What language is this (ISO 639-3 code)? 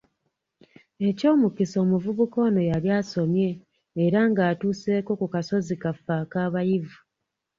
lug